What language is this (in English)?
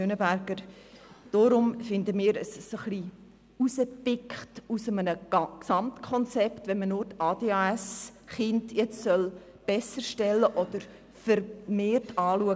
Swiss German